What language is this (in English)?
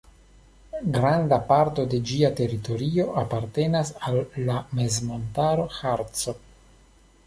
Esperanto